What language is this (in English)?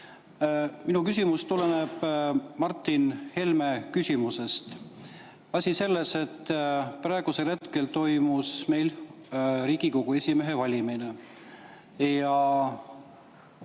Estonian